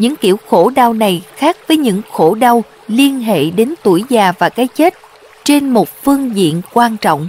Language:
Vietnamese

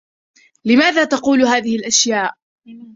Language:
Arabic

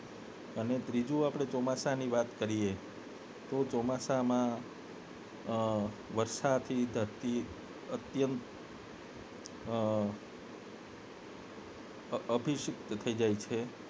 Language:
Gujarati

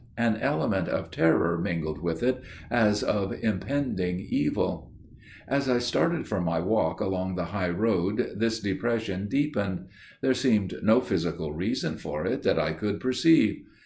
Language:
English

